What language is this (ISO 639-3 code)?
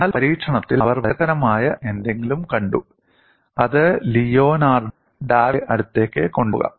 mal